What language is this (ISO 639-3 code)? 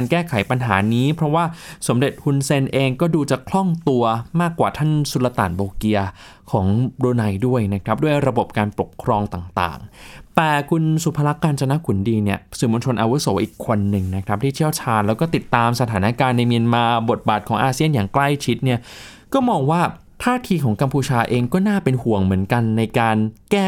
tha